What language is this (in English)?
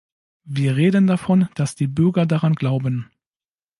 German